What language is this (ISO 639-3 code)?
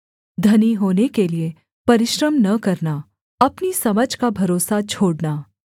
hin